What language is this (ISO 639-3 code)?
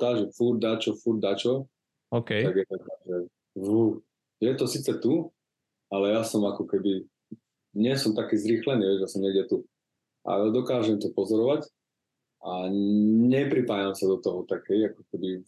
slk